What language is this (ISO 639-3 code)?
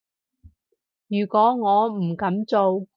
yue